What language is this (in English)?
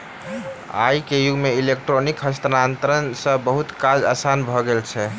Maithili